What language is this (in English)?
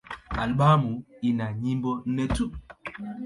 Swahili